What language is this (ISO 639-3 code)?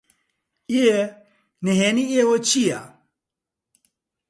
ckb